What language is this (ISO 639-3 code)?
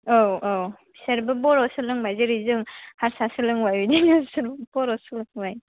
brx